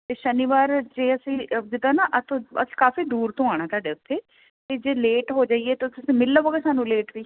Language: Punjabi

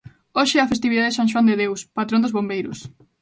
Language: Galician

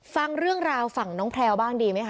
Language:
Thai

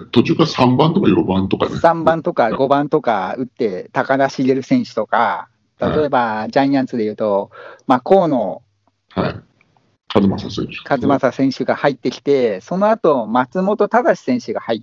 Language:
Japanese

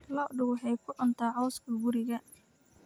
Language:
Somali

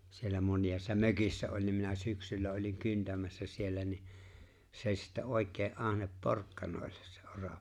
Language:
Finnish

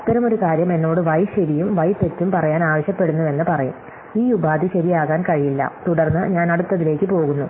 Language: Malayalam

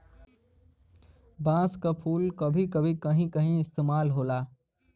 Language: Bhojpuri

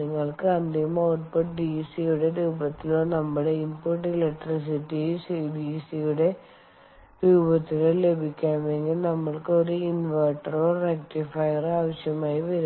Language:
Malayalam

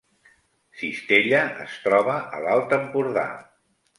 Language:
Catalan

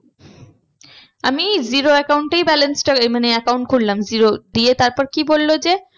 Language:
Bangla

